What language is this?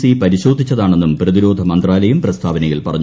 Malayalam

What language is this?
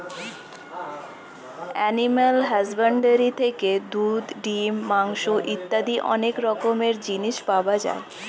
Bangla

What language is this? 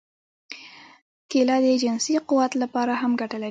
Pashto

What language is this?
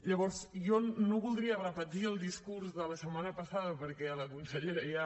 Catalan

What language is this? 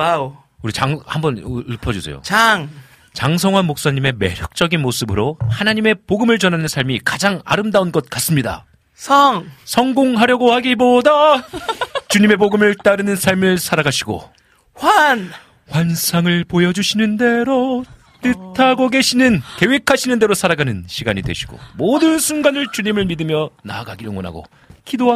Korean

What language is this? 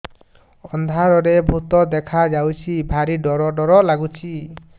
Odia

